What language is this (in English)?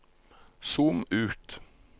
Norwegian